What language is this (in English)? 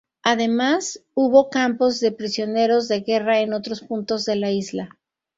Spanish